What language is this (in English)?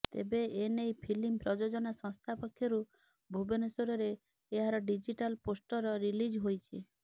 Odia